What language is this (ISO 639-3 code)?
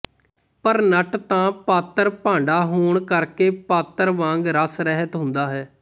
pan